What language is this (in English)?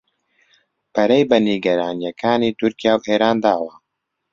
Central Kurdish